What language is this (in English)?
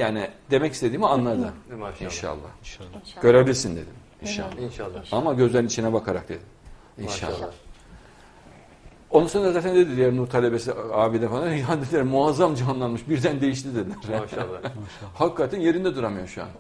Turkish